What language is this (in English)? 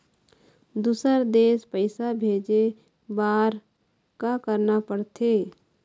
Chhattisgarhi